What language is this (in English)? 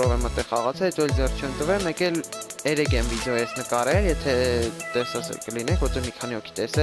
Russian